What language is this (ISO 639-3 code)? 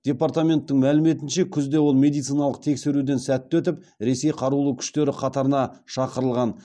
kaz